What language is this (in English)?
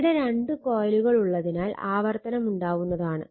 Malayalam